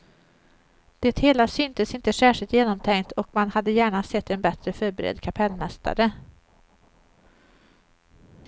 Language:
Swedish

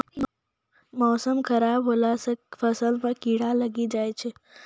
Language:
Maithili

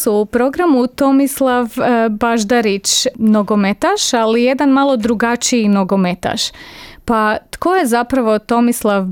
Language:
Croatian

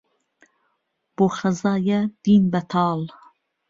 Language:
Central Kurdish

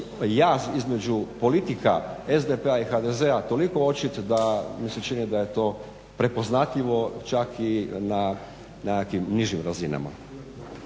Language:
Croatian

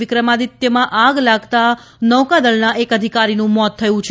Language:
Gujarati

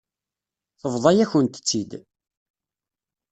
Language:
Kabyle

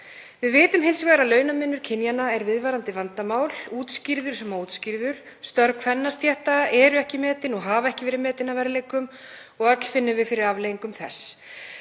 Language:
Icelandic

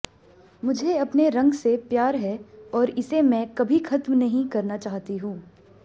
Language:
Hindi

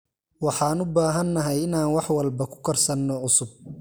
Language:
Somali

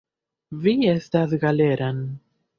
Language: Esperanto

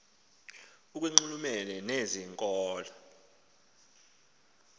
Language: Xhosa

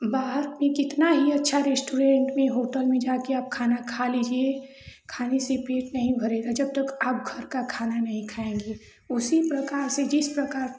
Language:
Hindi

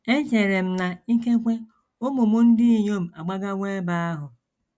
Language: Igbo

